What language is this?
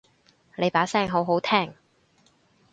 Cantonese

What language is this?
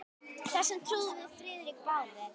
Icelandic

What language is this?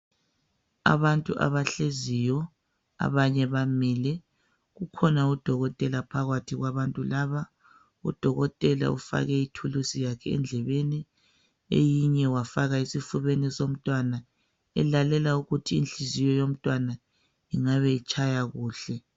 North Ndebele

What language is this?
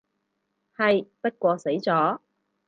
Cantonese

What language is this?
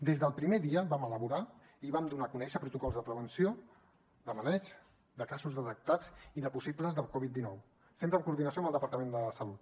Catalan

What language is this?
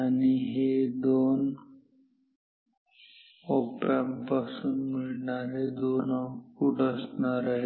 Marathi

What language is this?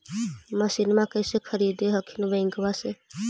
Magahi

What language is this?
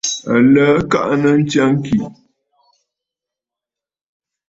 Bafut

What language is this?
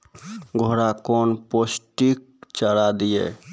Maithili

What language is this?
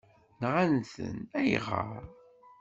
Kabyle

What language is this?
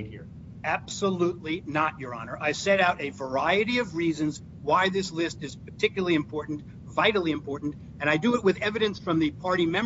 English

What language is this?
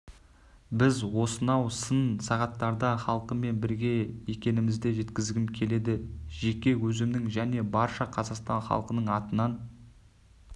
Kazakh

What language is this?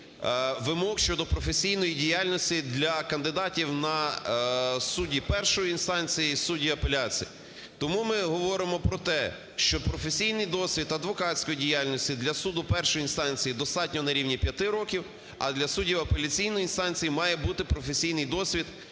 Ukrainian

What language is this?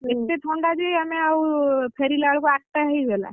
Odia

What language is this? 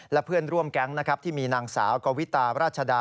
Thai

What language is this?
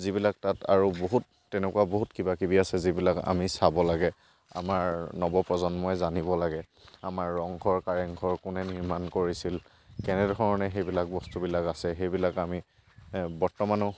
Assamese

